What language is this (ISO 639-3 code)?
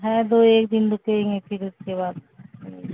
urd